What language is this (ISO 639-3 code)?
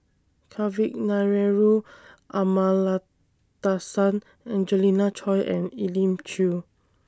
eng